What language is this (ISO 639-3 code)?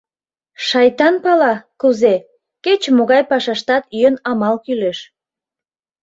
chm